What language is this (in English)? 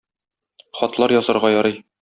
Tatar